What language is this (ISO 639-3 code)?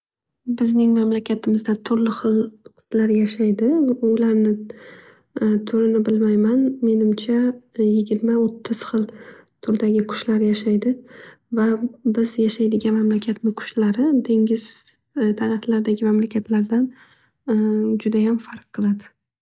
uzb